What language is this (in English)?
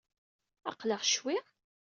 Kabyle